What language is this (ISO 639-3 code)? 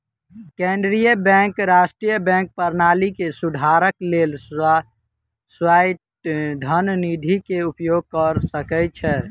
mai